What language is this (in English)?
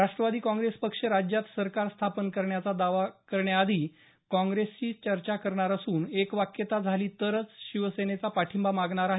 Marathi